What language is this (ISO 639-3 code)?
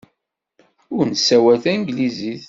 kab